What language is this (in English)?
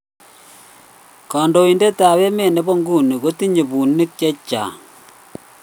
Kalenjin